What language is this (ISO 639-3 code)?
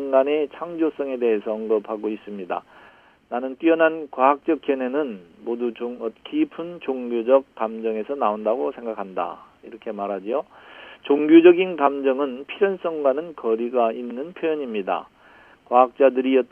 kor